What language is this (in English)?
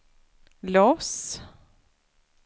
Swedish